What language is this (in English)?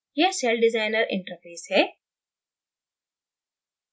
Hindi